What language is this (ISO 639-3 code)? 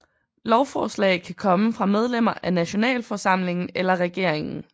dan